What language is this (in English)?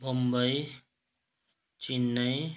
Nepali